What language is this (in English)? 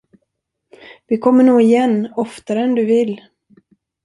Swedish